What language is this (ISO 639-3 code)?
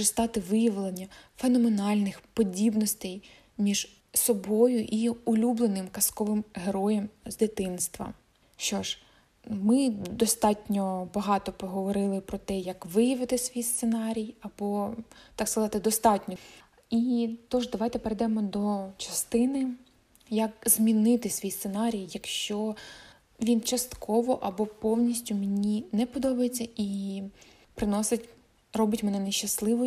ukr